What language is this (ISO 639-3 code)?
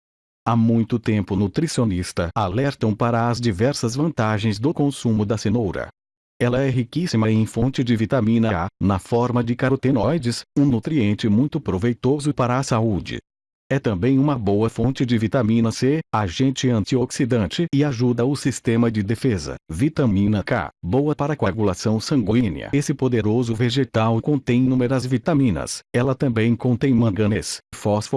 por